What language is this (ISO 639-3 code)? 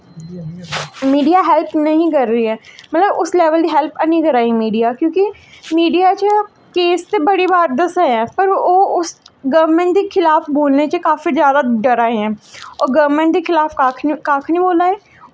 doi